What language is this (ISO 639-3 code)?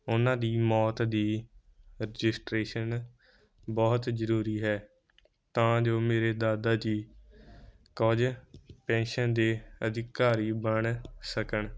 pan